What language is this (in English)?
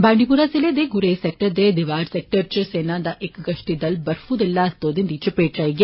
Dogri